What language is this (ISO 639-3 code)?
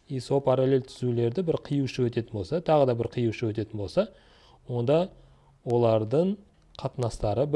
tur